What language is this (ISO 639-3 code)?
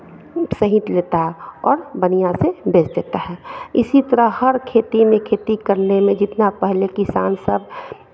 hin